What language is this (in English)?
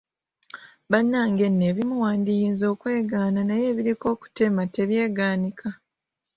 Ganda